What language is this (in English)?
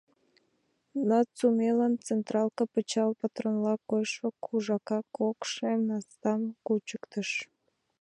Mari